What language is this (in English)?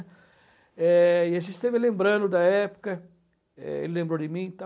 Portuguese